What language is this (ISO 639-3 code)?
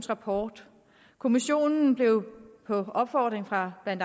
dan